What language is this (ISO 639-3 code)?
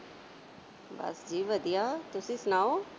pan